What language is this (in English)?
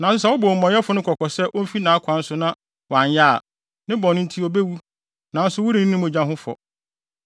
Akan